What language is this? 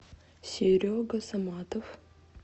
Russian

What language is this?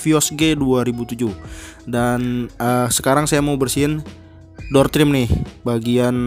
Indonesian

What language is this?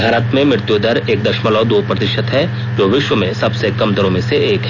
Hindi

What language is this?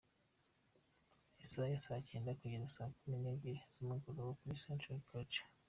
Kinyarwanda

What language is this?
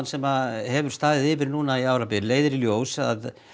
Icelandic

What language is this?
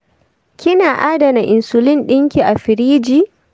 Hausa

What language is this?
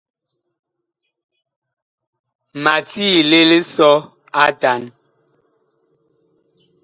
Bakoko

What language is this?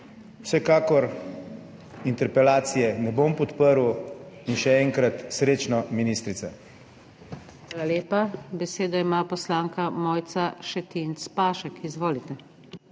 Slovenian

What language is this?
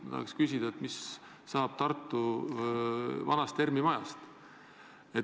Estonian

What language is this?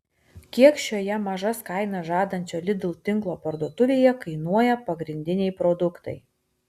Lithuanian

